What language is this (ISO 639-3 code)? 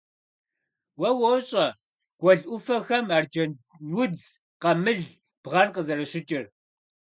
kbd